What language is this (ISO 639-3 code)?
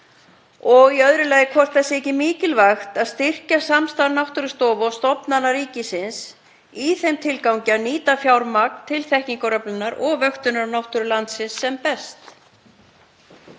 isl